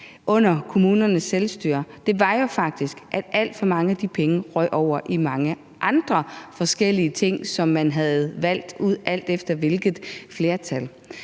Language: Danish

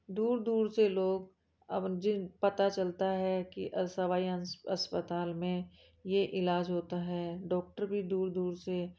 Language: Hindi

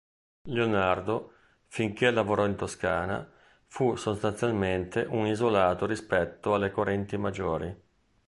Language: Italian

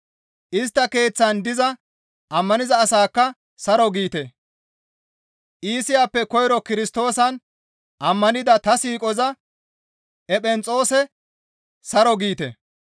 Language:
Gamo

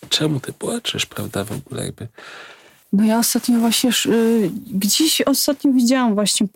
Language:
Polish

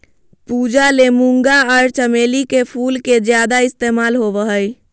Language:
Magahi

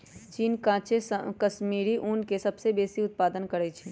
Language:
Magahi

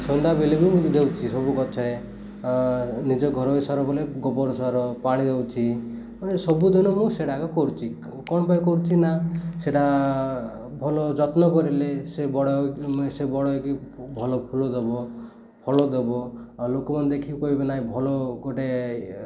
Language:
Odia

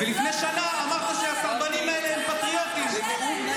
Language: Hebrew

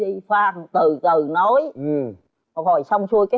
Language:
Vietnamese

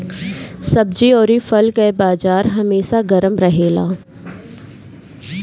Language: Bhojpuri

